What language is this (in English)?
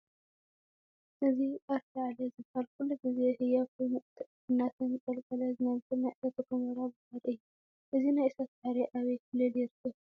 Tigrinya